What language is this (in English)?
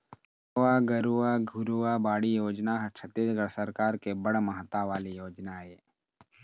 Chhattisgarhi